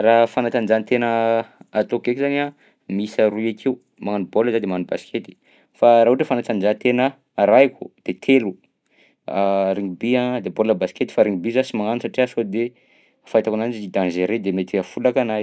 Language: Southern Betsimisaraka Malagasy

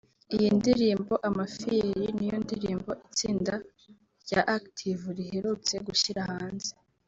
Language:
Kinyarwanda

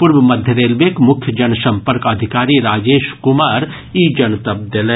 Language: Maithili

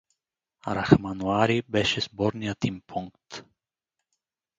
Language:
Bulgarian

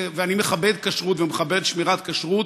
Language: Hebrew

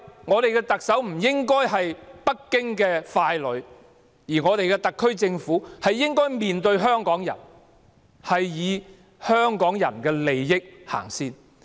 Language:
Cantonese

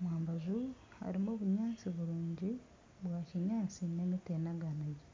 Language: Nyankole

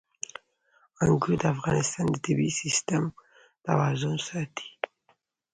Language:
Pashto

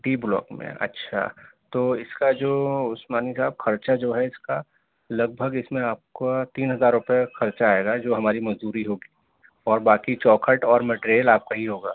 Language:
Urdu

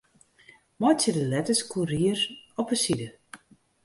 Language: Western Frisian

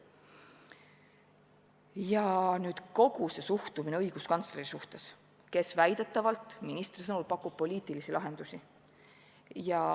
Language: Estonian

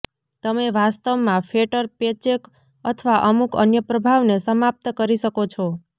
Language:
Gujarati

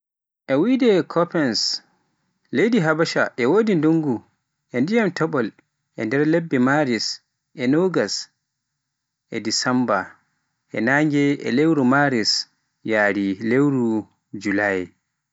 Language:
Pular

